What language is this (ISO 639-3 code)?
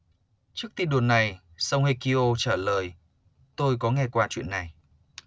vie